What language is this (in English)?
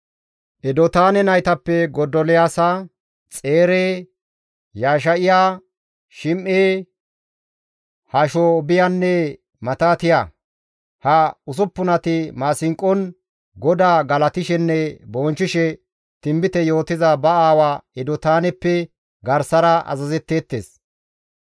Gamo